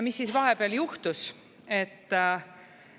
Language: Estonian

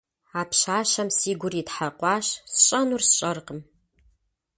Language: Kabardian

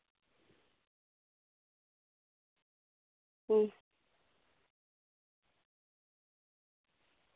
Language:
Santali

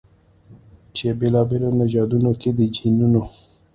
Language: Pashto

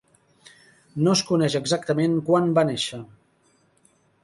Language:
Catalan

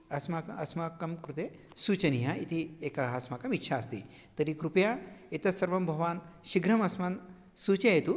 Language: Sanskrit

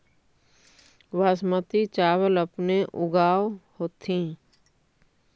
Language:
Magahi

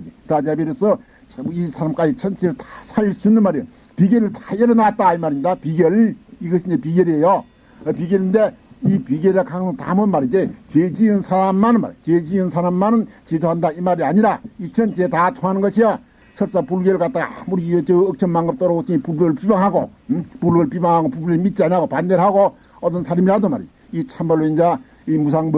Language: Korean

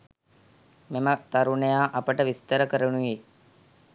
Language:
Sinhala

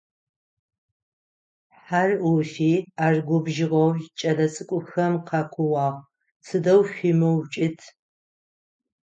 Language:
Adyghe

